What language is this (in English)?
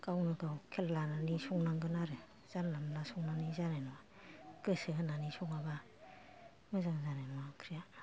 Bodo